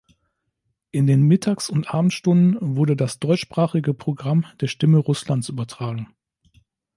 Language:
German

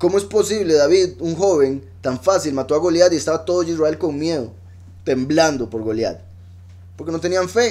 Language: Spanish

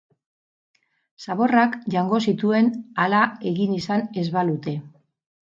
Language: Basque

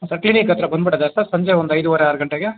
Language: Kannada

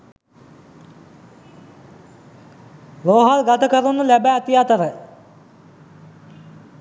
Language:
Sinhala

